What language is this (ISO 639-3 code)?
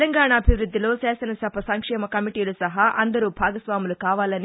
tel